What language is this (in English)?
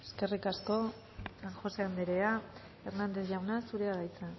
Basque